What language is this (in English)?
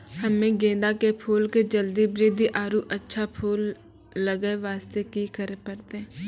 Maithili